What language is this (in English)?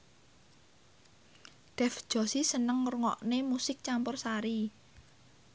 Javanese